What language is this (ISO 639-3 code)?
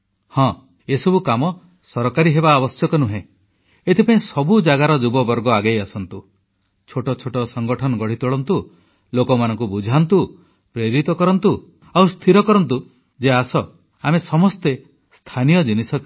ori